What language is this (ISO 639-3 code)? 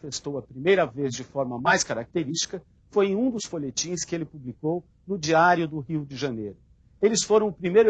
por